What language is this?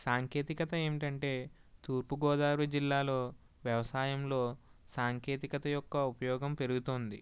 Telugu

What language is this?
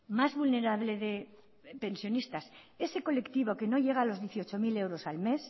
Spanish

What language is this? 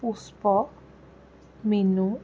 Assamese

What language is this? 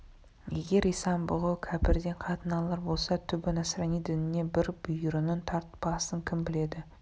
Kazakh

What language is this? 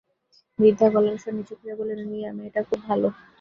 Bangla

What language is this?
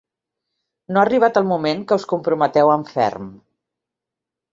Catalan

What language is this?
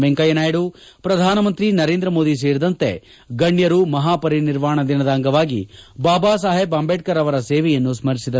Kannada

